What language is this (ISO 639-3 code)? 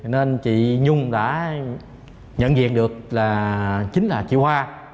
vie